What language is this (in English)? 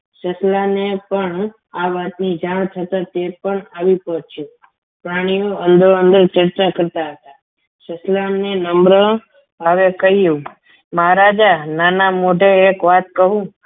Gujarati